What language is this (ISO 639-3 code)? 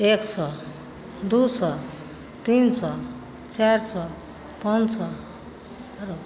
mai